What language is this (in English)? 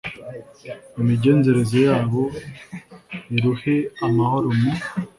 Kinyarwanda